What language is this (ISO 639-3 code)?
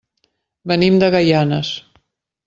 cat